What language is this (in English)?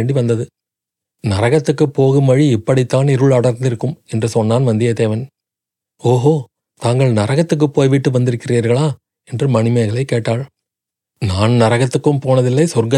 Tamil